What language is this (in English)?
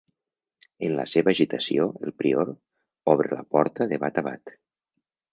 Catalan